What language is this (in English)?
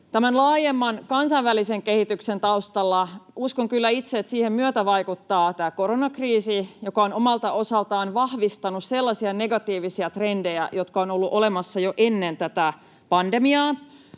Finnish